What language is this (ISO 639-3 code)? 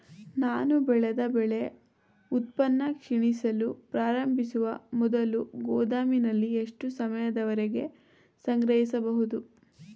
kan